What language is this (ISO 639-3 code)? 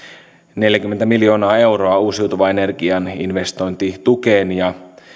fin